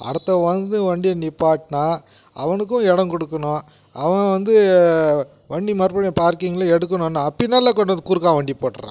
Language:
Tamil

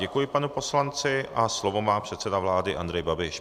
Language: Czech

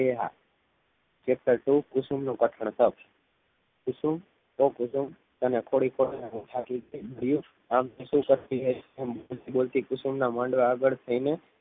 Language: Gujarati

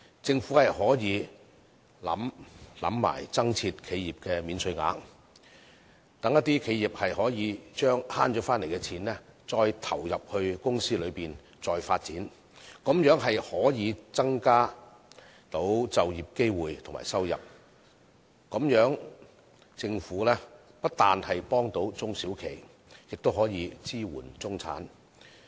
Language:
Cantonese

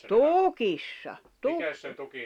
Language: Finnish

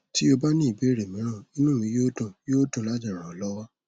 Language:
Yoruba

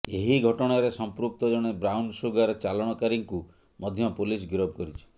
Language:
Odia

